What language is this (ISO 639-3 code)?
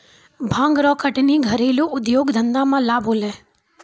mai